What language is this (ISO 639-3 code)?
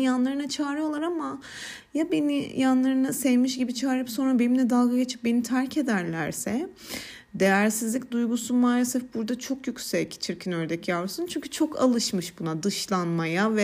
tur